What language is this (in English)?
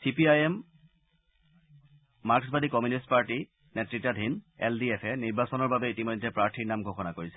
Assamese